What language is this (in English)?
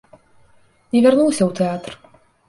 Belarusian